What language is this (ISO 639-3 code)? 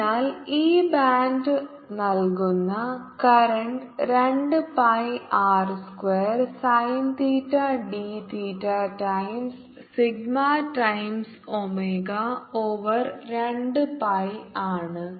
mal